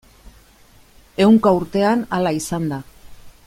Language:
Basque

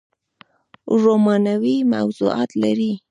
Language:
Pashto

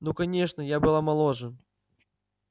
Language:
Russian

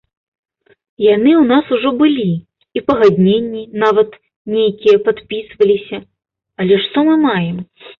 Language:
Belarusian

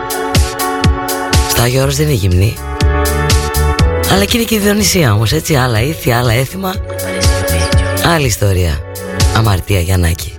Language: Greek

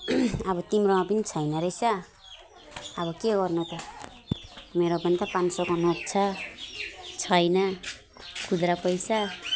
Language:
Nepali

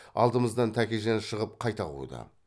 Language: Kazakh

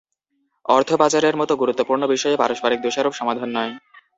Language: Bangla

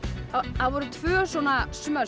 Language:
Icelandic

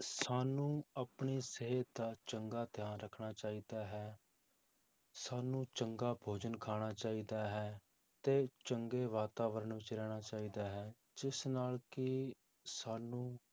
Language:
Punjabi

